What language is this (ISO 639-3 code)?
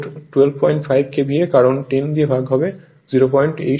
ben